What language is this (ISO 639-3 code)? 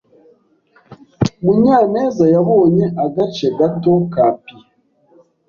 kin